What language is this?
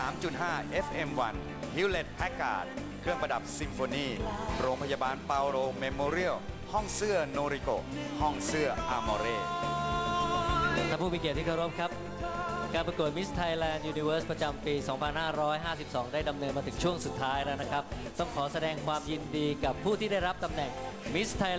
Thai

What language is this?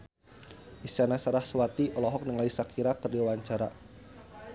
Sundanese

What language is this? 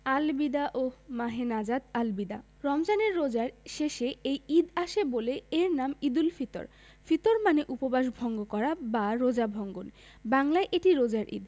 Bangla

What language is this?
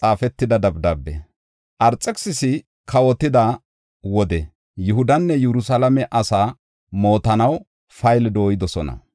Gofa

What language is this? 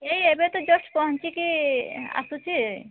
Odia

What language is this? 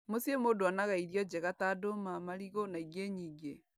Kikuyu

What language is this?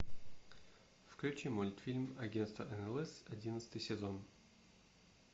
Russian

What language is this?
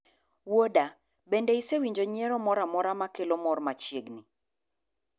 Luo (Kenya and Tanzania)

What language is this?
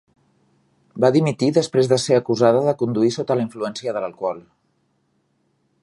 Catalan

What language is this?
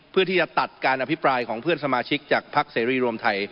Thai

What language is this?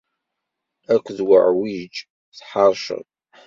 Kabyle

